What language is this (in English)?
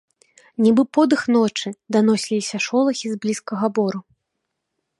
Belarusian